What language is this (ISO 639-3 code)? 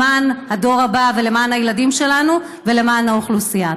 heb